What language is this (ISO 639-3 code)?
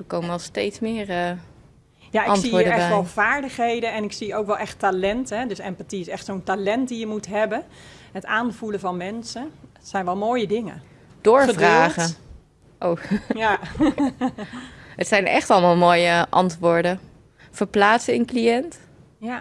nld